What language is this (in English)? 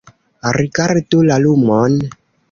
Esperanto